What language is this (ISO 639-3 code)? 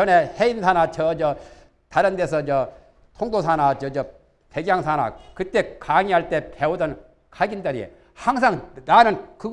kor